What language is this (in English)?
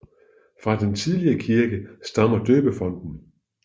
Danish